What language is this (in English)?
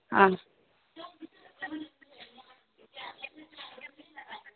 Dogri